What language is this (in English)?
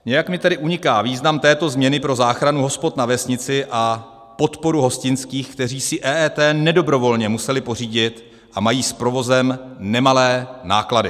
Czech